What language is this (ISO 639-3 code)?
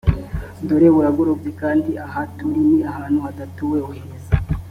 kin